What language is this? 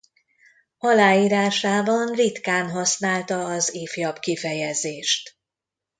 Hungarian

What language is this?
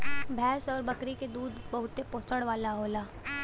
Bhojpuri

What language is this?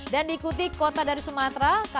Indonesian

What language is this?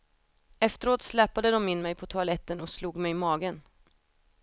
Swedish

